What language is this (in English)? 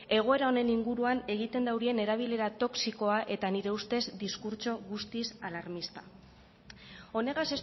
Basque